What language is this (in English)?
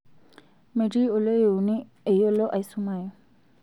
Masai